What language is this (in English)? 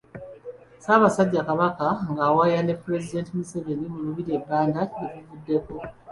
Ganda